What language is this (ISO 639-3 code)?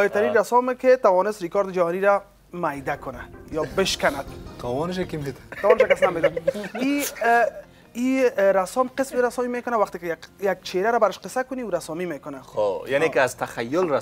fas